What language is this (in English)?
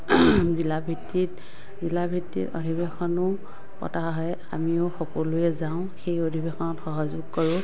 Assamese